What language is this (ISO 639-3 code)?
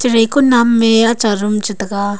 nnp